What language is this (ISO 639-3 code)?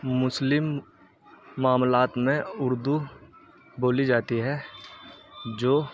urd